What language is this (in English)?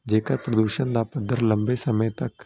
Punjabi